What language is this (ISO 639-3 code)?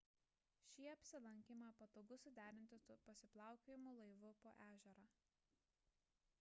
lit